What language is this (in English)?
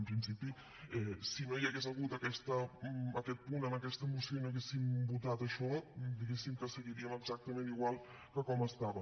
Catalan